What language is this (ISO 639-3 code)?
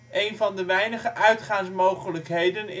nld